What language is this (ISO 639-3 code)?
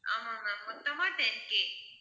tam